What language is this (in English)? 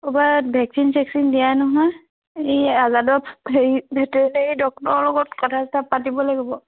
Assamese